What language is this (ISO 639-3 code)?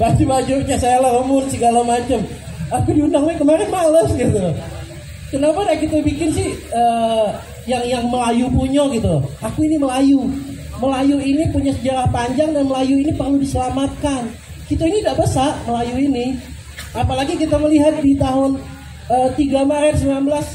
ind